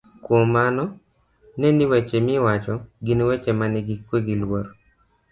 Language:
Luo (Kenya and Tanzania)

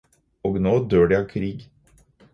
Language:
Norwegian Bokmål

